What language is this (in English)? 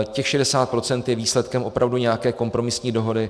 Czech